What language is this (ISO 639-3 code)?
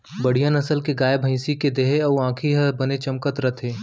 hne